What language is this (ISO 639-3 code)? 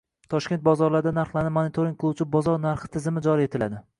uzb